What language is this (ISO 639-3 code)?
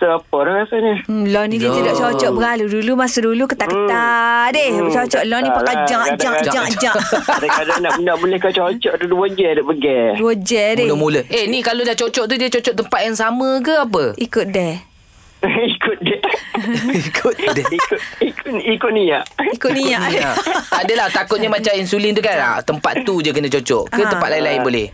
msa